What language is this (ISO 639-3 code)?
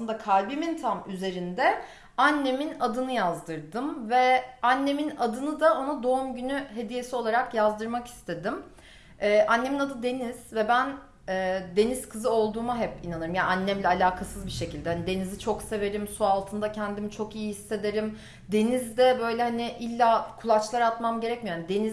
tur